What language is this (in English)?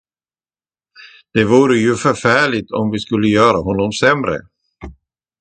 Swedish